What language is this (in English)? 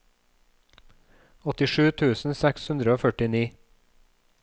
Norwegian